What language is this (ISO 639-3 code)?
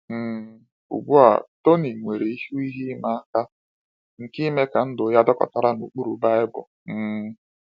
ibo